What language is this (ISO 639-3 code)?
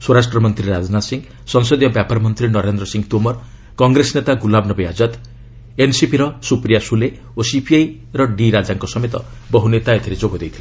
ori